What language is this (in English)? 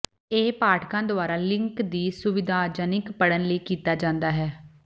Punjabi